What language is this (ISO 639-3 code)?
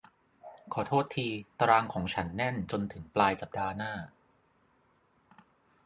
tha